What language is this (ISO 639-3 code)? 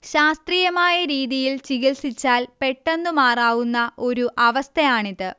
mal